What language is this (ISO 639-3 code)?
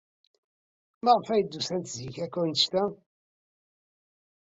kab